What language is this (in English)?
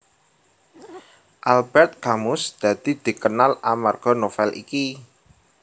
Javanese